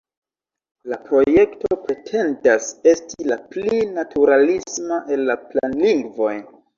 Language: Esperanto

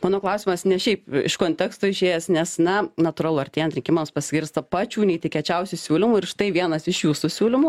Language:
Lithuanian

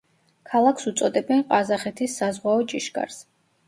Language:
Georgian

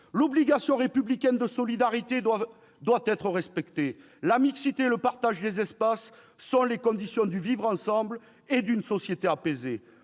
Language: French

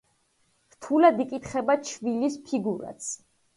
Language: Georgian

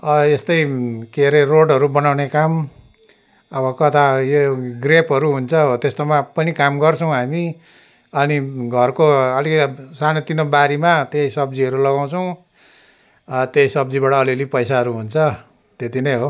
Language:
Nepali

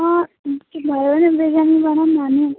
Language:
Nepali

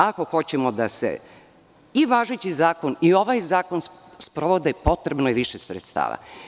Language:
Serbian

